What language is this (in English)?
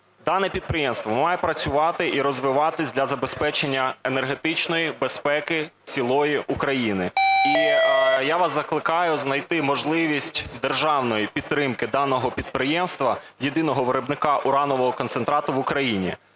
Ukrainian